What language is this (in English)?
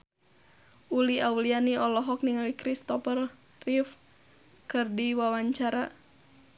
Sundanese